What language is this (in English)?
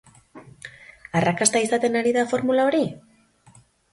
Basque